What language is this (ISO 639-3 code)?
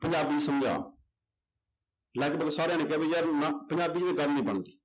pan